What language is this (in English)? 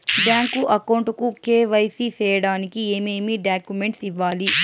Telugu